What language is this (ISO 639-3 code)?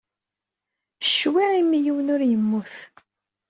kab